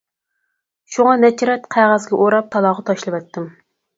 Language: Uyghur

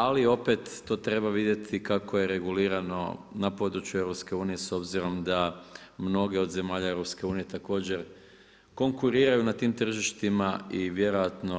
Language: Croatian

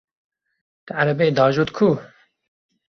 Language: Kurdish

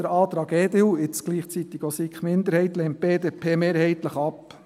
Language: Swiss German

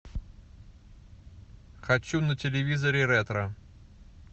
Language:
Russian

